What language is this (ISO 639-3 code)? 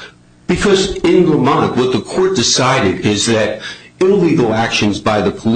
eng